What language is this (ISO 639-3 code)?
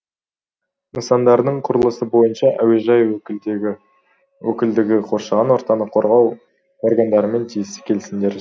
kaz